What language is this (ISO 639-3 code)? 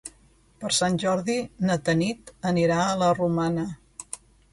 cat